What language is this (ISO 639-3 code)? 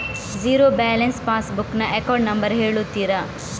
kan